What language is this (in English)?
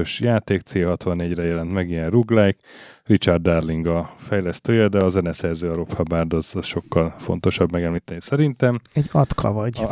Hungarian